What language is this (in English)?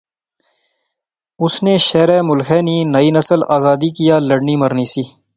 Pahari-Potwari